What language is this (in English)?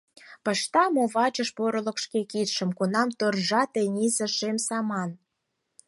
Mari